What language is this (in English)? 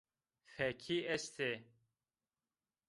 Zaza